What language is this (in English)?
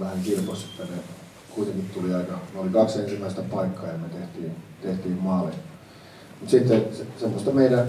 Finnish